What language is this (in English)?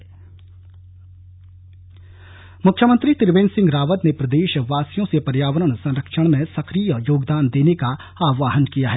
Hindi